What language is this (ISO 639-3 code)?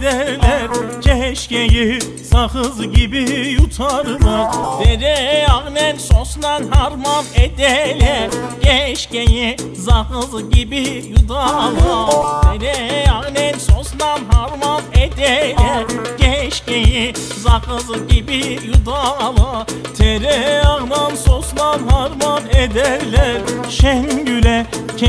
tur